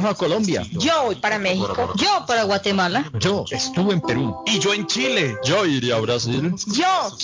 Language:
Spanish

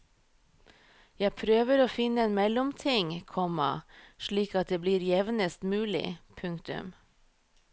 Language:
Norwegian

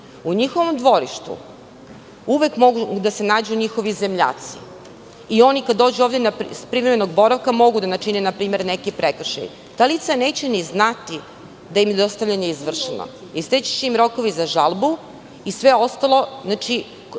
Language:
Serbian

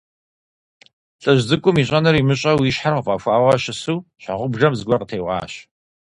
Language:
Kabardian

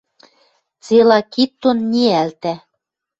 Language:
Western Mari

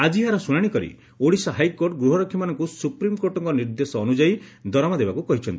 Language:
Odia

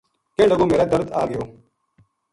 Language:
Gujari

